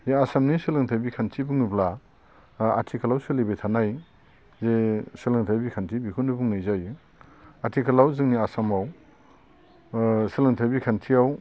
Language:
Bodo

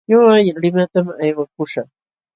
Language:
Jauja Wanca Quechua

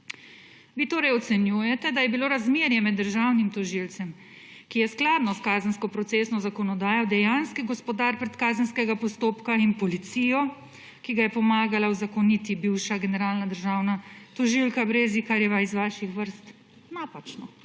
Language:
Slovenian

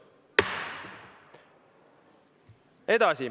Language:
Estonian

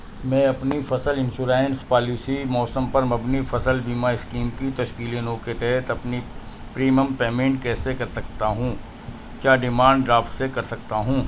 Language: Urdu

